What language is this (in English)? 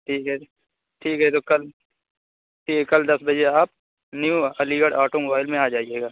Urdu